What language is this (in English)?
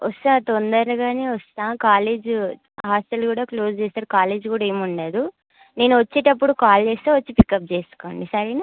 Telugu